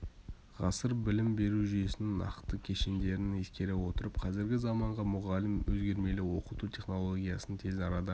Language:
Kazakh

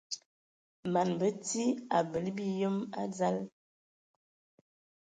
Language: Ewondo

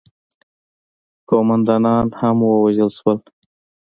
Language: Pashto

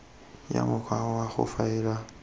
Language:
Tswana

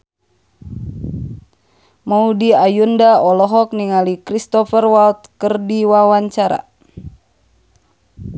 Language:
Sundanese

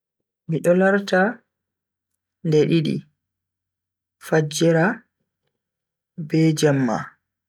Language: Bagirmi Fulfulde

